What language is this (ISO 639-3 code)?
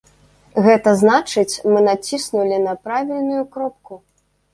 bel